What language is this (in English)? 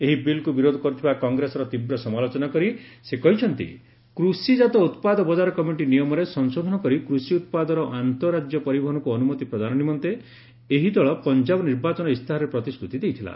Odia